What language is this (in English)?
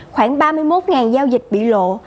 Vietnamese